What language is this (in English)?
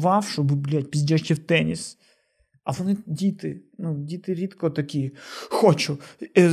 Ukrainian